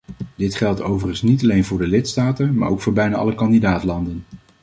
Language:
Dutch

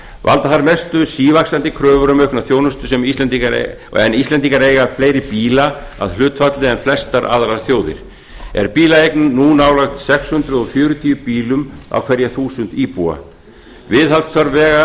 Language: Icelandic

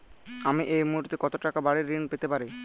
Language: Bangla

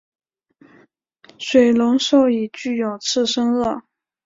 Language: Chinese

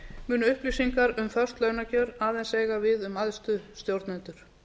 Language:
Icelandic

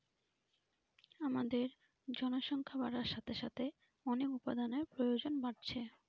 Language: Bangla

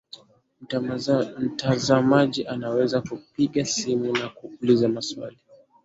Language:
Swahili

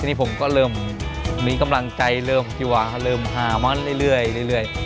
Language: Thai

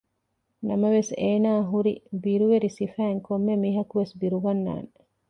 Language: Divehi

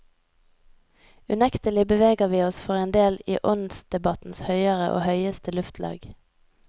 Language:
Norwegian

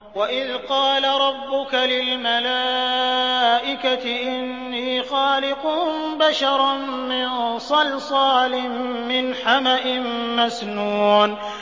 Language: Arabic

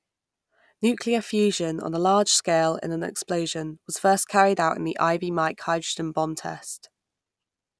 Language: English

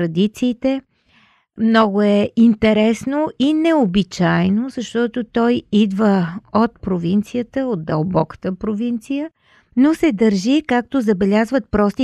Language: Bulgarian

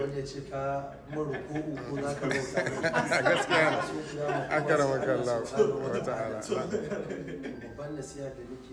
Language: Arabic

